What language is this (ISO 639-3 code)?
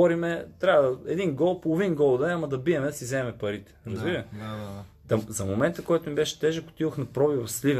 bul